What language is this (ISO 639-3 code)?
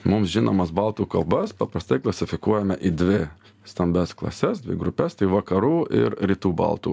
lit